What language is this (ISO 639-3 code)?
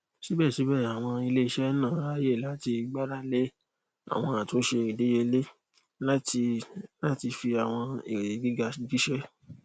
yor